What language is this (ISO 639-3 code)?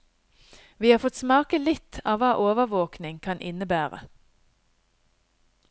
nor